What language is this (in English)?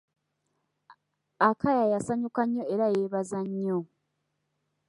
Ganda